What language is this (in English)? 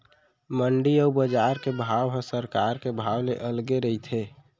Chhattisgarhi